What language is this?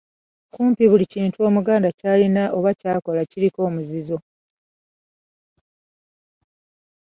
Ganda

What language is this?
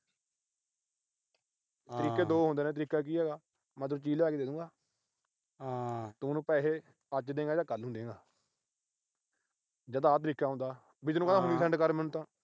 Punjabi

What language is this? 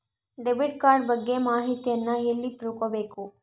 Kannada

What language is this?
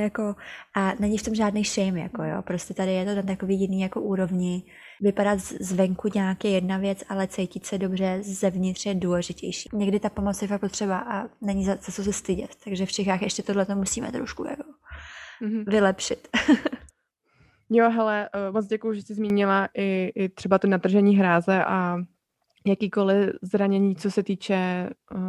Czech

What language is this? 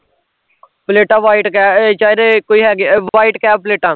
Punjabi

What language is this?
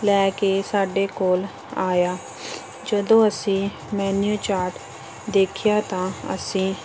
Punjabi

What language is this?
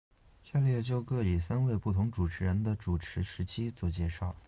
Chinese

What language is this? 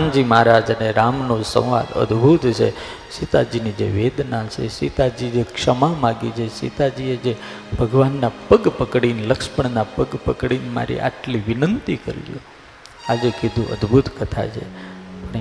Gujarati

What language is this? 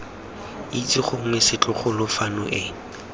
Tswana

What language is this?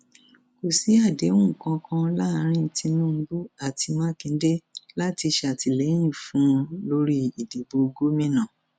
Yoruba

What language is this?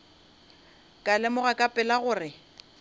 Northern Sotho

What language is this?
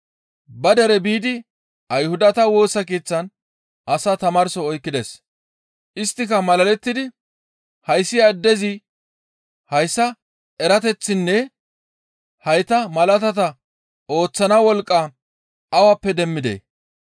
Gamo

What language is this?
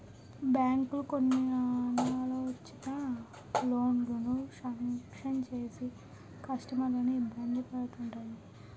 Telugu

